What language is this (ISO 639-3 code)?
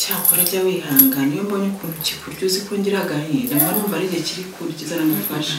kor